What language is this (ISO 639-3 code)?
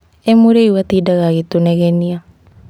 kik